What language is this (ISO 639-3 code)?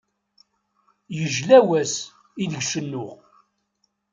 kab